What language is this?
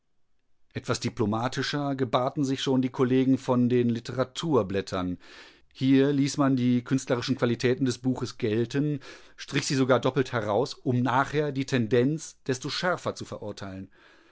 German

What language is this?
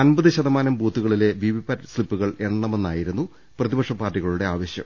Malayalam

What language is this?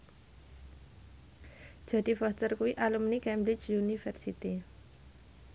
Javanese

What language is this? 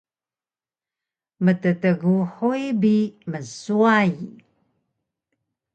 Taroko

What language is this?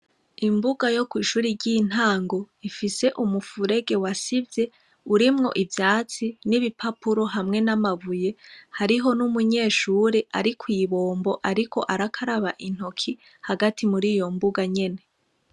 Rundi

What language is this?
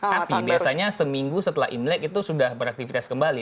Indonesian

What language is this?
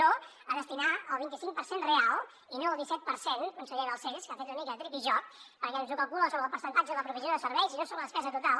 Catalan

